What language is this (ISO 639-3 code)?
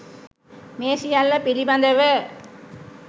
sin